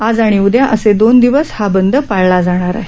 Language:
Marathi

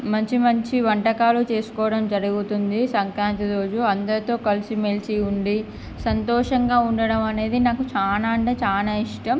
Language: Telugu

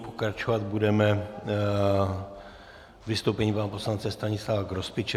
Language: Czech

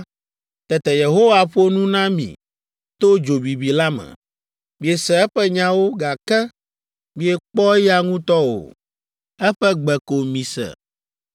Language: Ewe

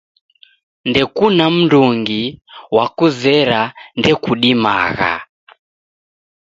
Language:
Taita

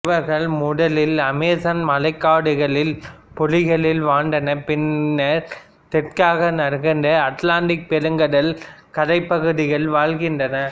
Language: Tamil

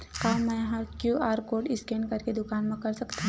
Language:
Chhattisgarhi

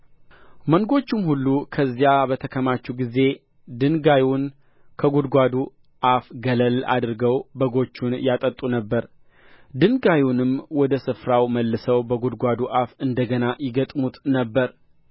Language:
Amharic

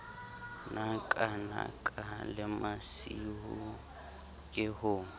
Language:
Southern Sotho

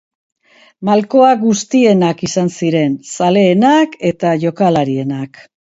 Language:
Basque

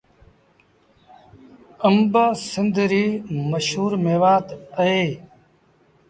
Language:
Sindhi Bhil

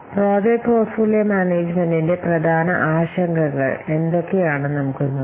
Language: Malayalam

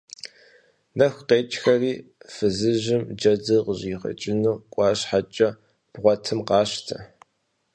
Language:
Kabardian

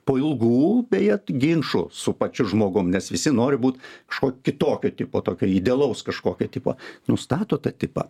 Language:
Lithuanian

